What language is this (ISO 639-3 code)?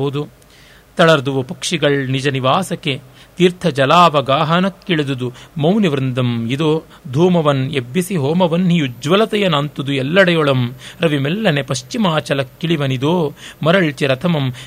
kan